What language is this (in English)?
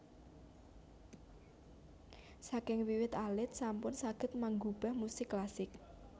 Javanese